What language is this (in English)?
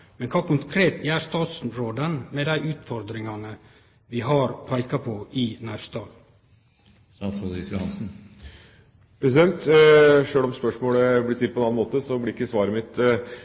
Norwegian